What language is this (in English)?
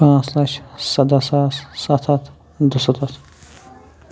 Kashmiri